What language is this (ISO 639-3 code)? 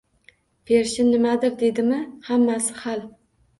uzb